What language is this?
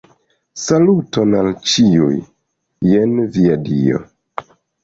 Esperanto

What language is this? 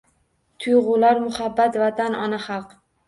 Uzbek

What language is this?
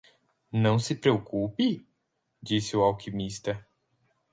Portuguese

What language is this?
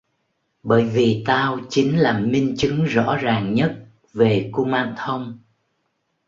Vietnamese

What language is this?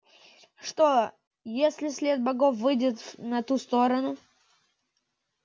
Russian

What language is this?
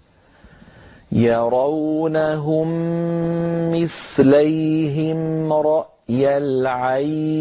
Arabic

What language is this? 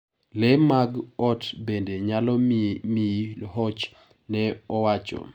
Luo (Kenya and Tanzania)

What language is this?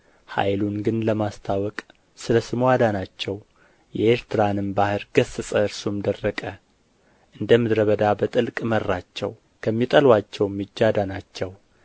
Amharic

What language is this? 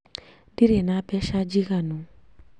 Kikuyu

